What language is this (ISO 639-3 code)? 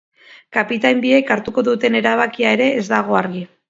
eus